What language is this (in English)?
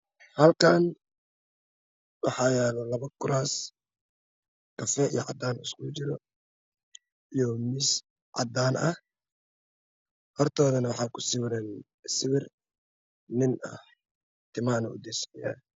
Somali